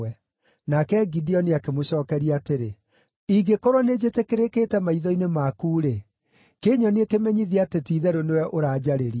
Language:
Kikuyu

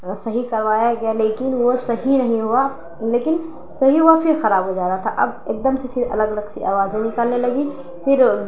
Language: Urdu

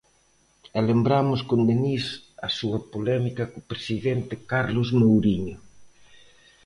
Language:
Galician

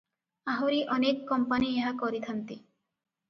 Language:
Odia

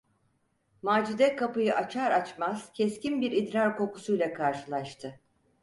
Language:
Turkish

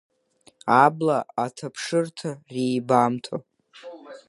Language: Abkhazian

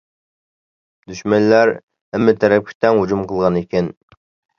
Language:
Uyghur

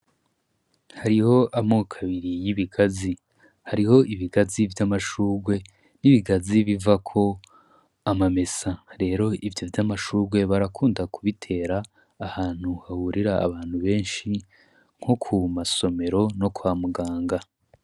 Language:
Rundi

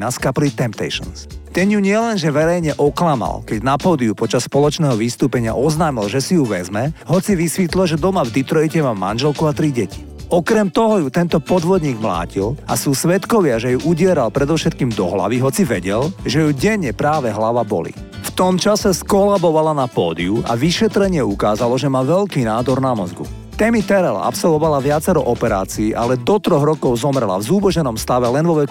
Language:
Slovak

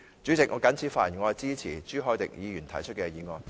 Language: Cantonese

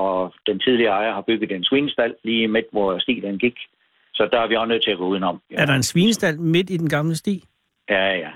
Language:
Danish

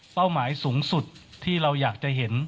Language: Thai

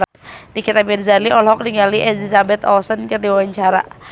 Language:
Sundanese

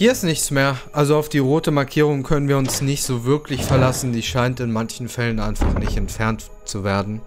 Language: German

